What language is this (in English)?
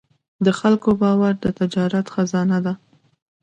Pashto